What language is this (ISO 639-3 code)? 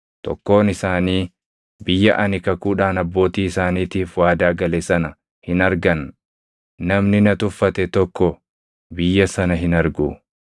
orm